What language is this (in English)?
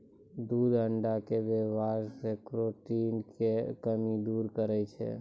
Maithili